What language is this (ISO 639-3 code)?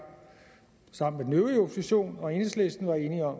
dan